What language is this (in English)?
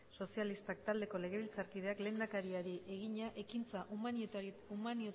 Basque